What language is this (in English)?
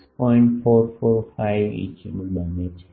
Gujarati